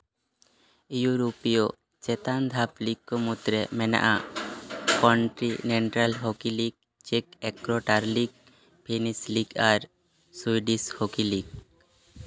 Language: Santali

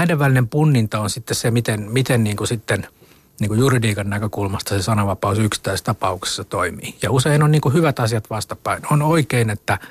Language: Finnish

